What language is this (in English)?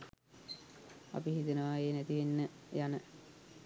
Sinhala